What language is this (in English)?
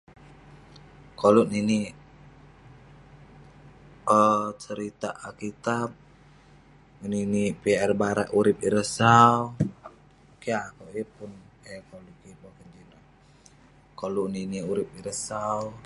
Western Penan